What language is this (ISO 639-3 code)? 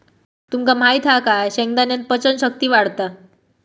mar